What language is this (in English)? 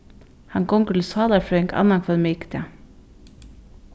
Faroese